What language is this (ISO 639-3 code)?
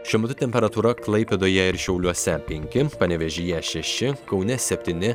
lit